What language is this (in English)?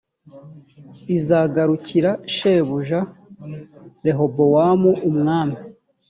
Kinyarwanda